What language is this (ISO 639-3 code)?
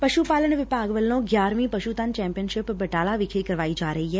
pan